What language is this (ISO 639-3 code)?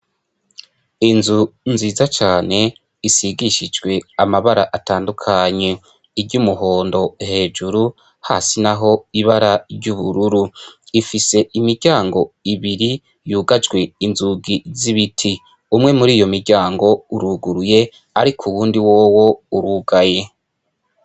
run